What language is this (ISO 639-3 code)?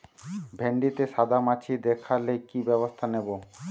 ben